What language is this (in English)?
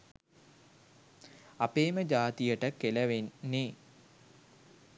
Sinhala